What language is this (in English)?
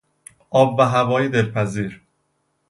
Persian